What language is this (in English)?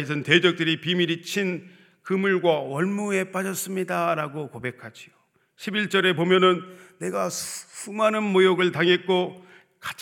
Korean